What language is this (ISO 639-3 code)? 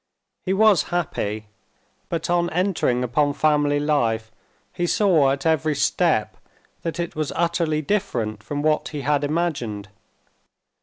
eng